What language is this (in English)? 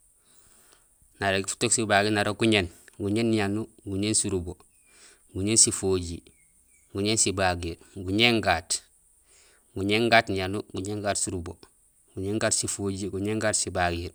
Gusilay